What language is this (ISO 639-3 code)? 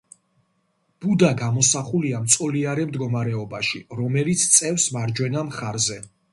kat